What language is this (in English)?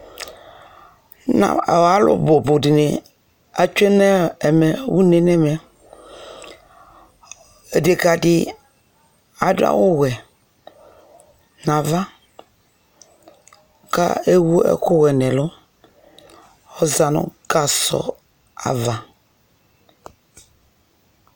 Ikposo